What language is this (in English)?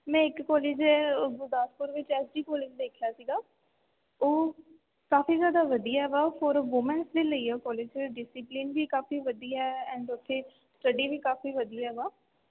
Punjabi